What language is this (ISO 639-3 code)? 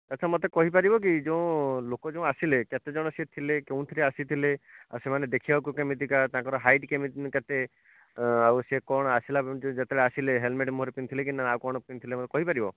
ori